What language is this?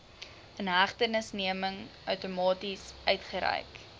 Afrikaans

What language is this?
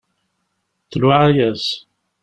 Kabyle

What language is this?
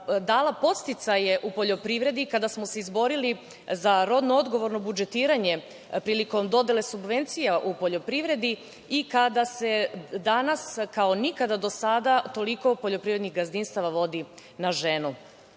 Serbian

